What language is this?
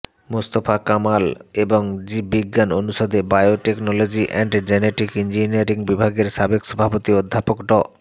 Bangla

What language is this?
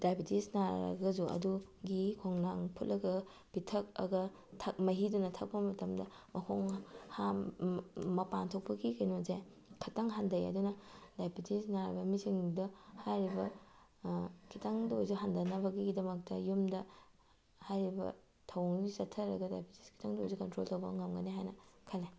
Manipuri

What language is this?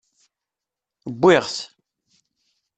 Kabyle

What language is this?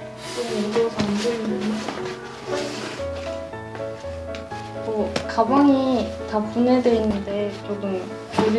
Korean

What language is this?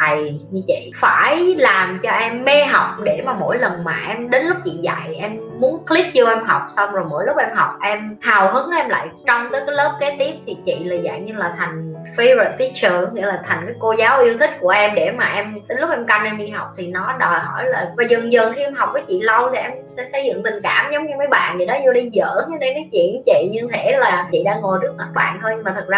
Vietnamese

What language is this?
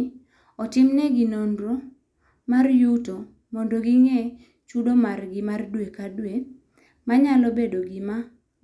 Luo (Kenya and Tanzania)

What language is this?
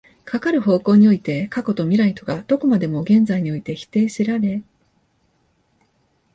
Japanese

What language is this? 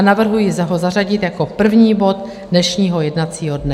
Czech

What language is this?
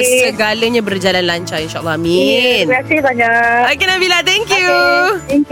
Malay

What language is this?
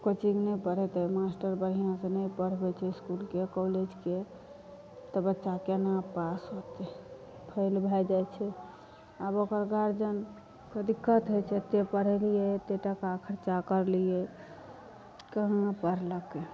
Maithili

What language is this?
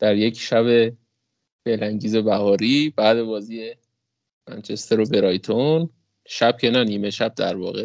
Persian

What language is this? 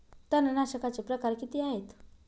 Marathi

